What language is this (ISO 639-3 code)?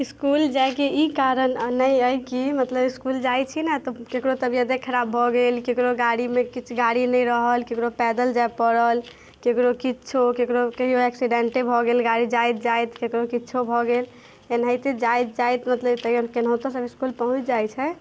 mai